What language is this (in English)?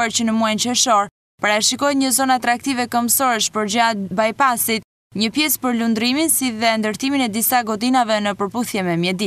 Dutch